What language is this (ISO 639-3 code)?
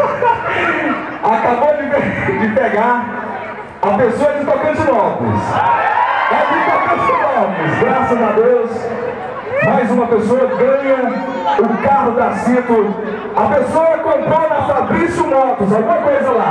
por